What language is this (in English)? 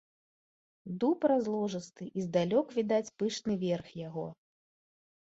Belarusian